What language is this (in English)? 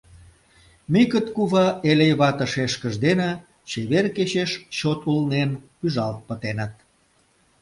Mari